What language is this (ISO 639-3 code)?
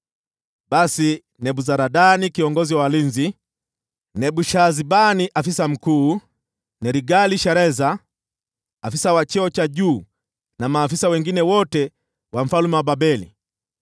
swa